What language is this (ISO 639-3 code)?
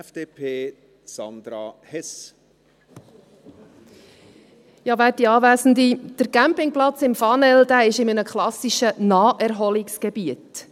gsw